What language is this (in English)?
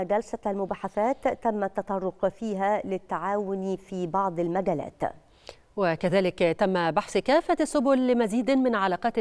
Arabic